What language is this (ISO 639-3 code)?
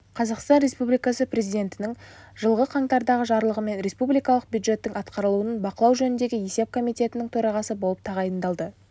kaz